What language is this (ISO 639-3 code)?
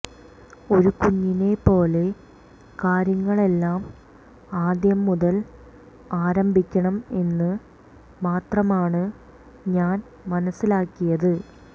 mal